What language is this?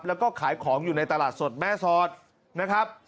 Thai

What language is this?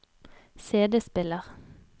Norwegian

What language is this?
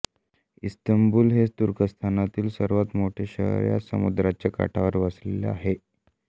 Marathi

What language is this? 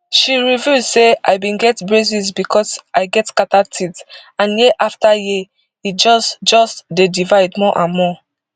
Nigerian Pidgin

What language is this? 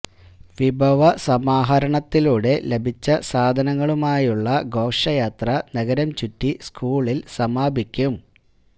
Malayalam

